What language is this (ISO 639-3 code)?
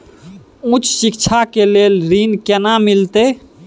mai